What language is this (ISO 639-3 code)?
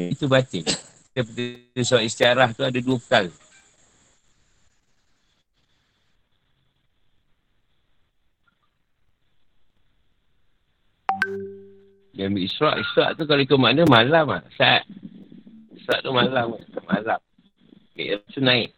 msa